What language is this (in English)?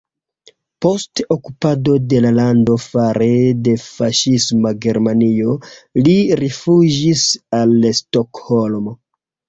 Esperanto